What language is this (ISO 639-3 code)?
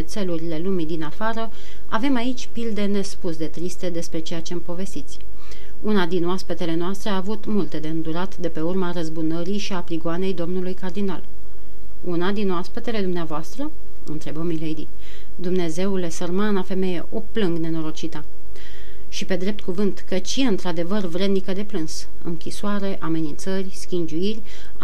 ron